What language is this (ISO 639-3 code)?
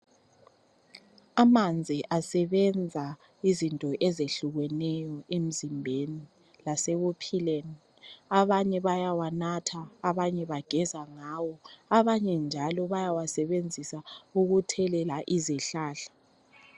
nde